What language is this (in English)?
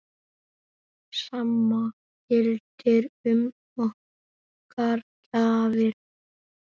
Icelandic